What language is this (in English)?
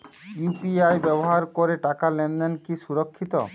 Bangla